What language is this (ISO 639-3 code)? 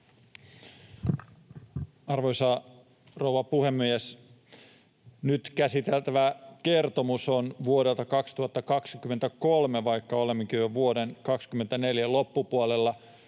fin